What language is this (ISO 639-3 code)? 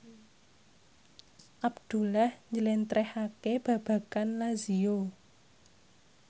jav